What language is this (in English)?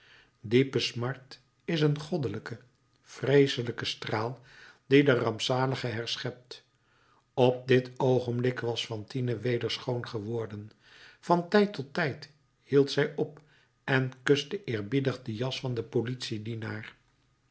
Dutch